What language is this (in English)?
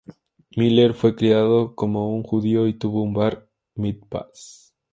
Spanish